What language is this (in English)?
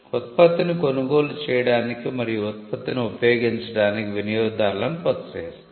Telugu